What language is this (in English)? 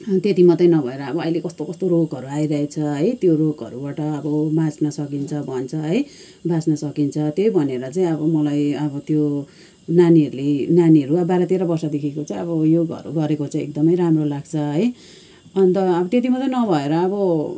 Nepali